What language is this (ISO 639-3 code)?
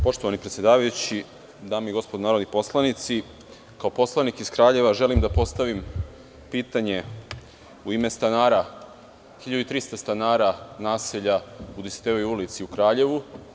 srp